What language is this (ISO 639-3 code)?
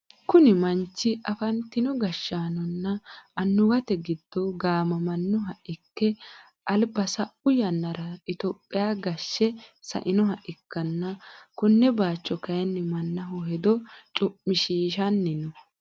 sid